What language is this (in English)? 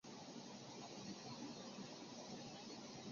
Chinese